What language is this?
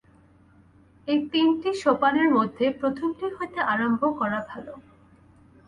Bangla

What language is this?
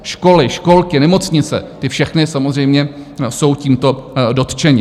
Czech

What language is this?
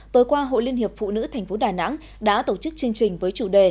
Vietnamese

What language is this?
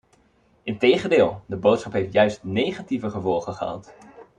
Dutch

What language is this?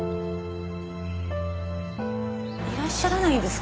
Japanese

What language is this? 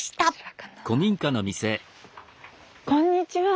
Japanese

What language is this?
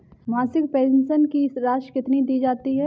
Hindi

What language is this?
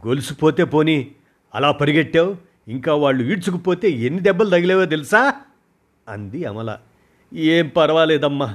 Telugu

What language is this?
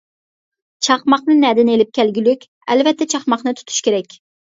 Uyghur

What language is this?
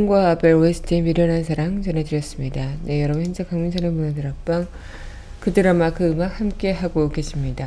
Korean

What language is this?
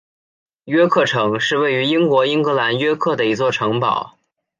Chinese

